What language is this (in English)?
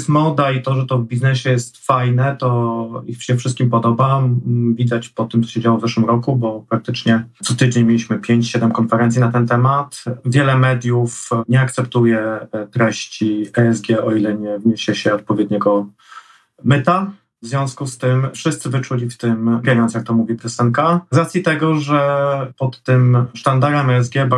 Polish